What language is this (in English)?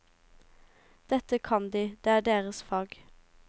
Norwegian